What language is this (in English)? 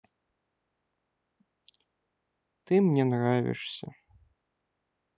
Russian